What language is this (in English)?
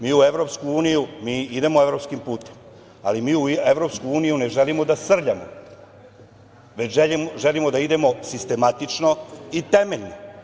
Serbian